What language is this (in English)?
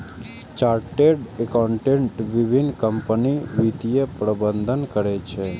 Maithili